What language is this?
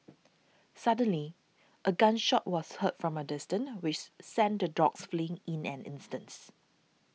English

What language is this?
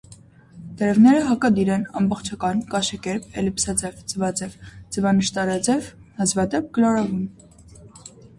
Armenian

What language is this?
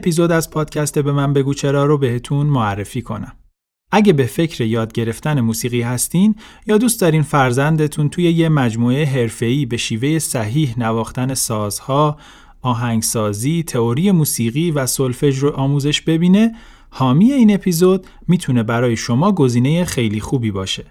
Persian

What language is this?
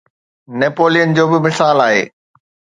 Sindhi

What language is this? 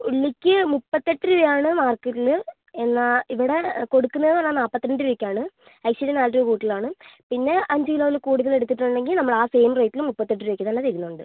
Malayalam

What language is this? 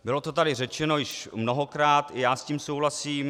Czech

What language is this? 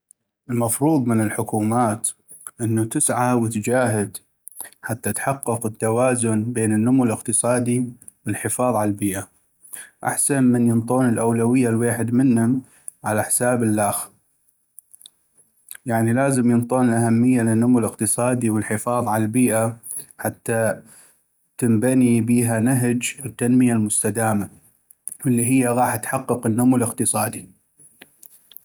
North Mesopotamian Arabic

